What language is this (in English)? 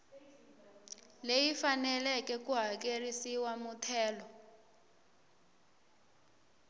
Tsonga